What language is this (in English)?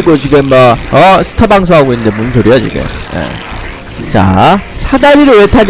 Korean